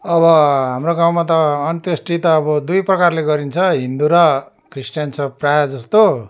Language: Nepali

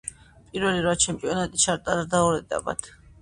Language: Georgian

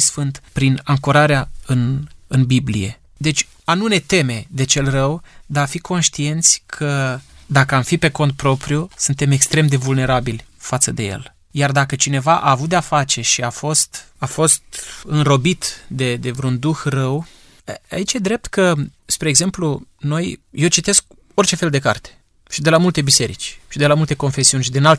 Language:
Romanian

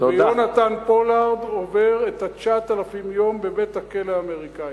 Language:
Hebrew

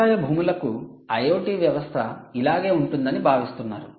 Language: Telugu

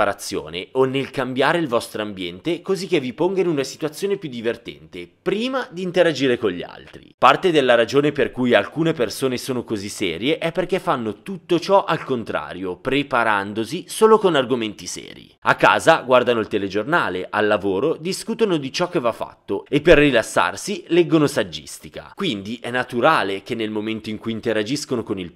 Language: Italian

